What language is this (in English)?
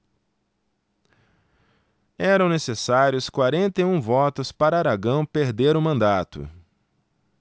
Portuguese